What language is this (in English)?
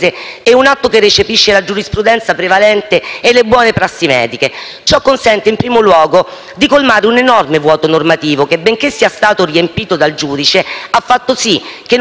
Italian